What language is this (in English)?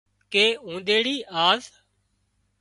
Wadiyara Koli